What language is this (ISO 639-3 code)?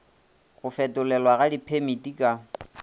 nso